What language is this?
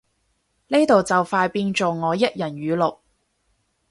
Cantonese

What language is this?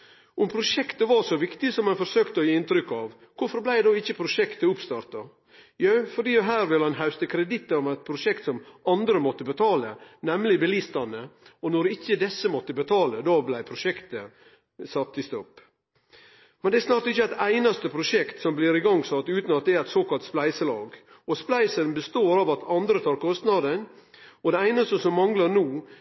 Norwegian Nynorsk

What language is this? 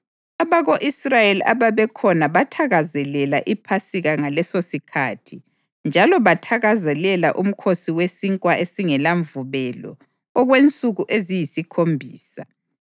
North Ndebele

